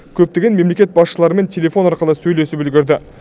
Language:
Kazakh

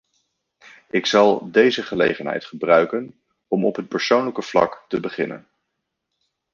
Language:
Dutch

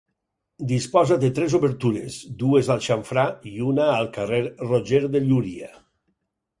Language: Catalan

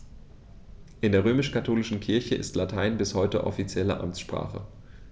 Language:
German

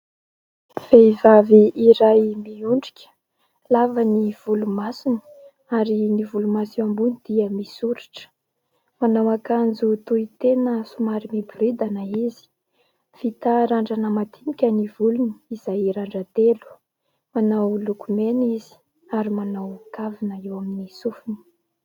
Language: Malagasy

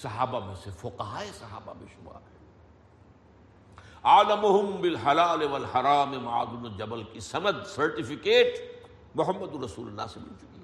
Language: Urdu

